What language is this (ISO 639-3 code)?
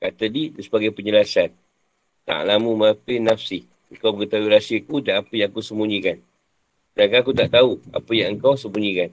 msa